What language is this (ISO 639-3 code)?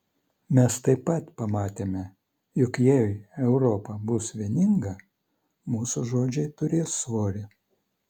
lit